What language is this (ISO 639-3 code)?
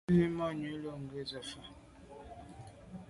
byv